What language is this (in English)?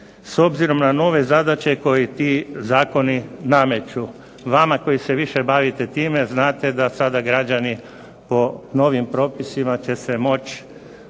Croatian